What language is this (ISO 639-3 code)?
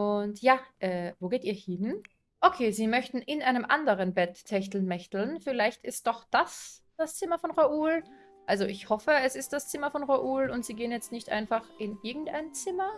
deu